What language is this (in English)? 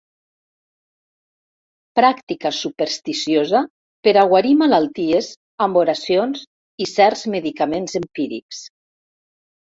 Catalan